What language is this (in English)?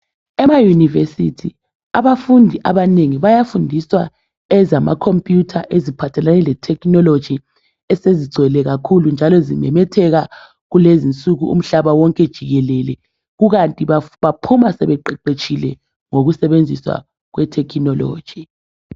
North Ndebele